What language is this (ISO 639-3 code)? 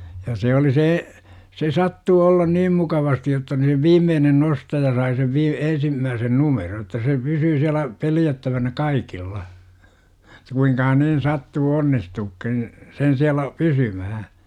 fin